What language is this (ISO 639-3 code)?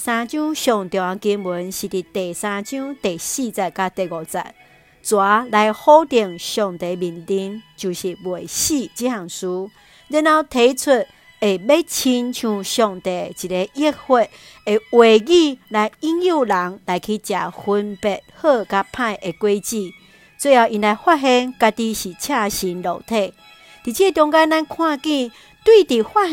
zho